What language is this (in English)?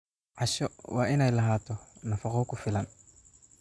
Somali